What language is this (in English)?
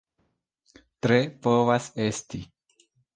Esperanto